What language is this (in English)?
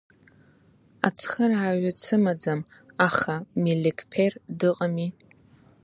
Abkhazian